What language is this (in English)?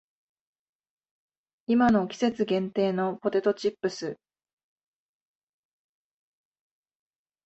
Japanese